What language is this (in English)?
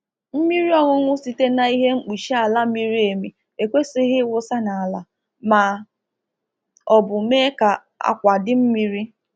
Igbo